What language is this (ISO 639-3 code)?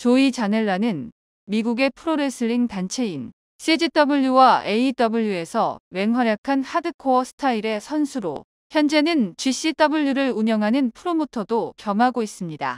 kor